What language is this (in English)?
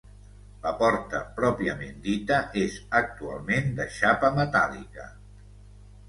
Catalan